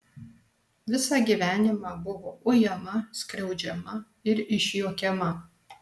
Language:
Lithuanian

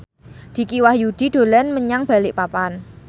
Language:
Javanese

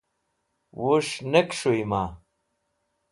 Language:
Wakhi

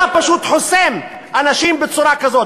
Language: Hebrew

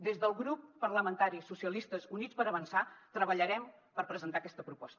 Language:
Catalan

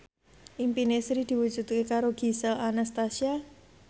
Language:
Javanese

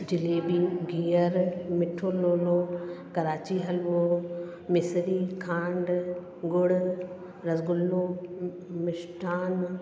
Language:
Sindhi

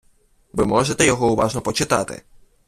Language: Ukrainian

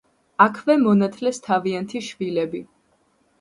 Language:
Georgian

